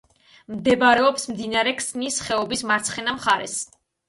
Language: Georgian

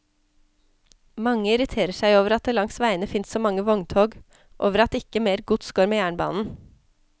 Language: Norwegian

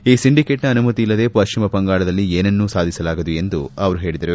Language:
Kannada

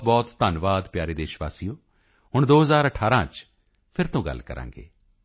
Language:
Punjabi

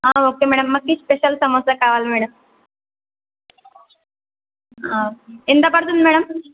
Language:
Telugu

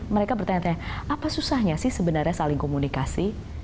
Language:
Indonesian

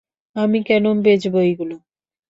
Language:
Bangla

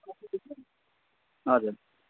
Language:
Nepali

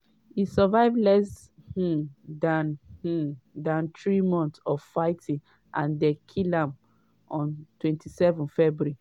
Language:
Nigerian Pidgin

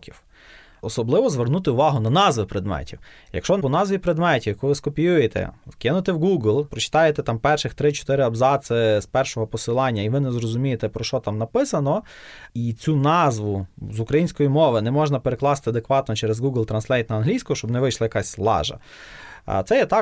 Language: Ukrainian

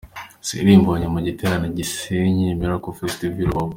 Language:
Kinyarwanda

